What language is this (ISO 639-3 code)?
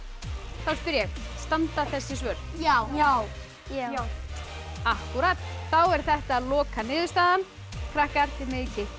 isl